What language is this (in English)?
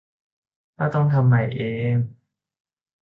Thai